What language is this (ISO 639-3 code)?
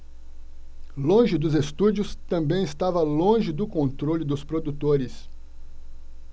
por